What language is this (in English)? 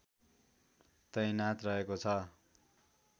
Nepali